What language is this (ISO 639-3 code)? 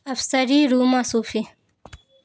urd